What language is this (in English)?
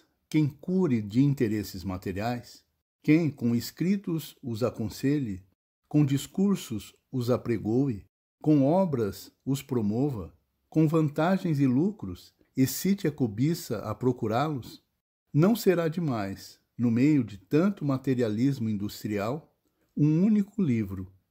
Portuguese